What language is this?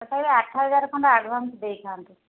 Odia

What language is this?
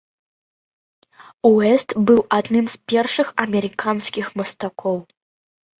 Belarusian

